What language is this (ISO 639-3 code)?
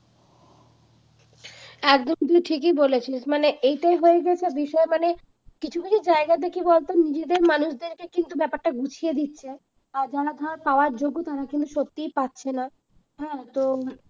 ben